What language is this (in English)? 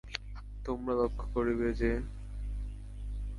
Bangla